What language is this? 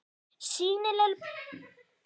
Icelandic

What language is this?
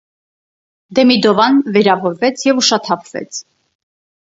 Armenian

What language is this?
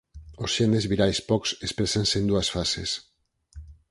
Galician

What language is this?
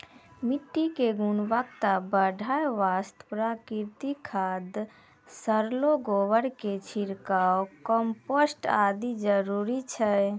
Maithili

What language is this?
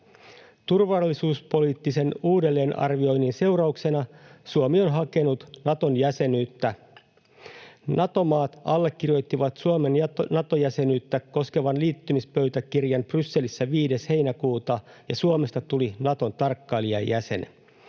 Finnish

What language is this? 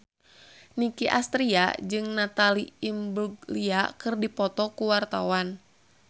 Sundanese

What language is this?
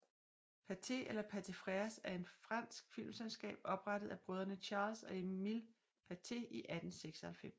Danish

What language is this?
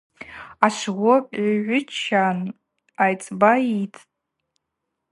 Abaza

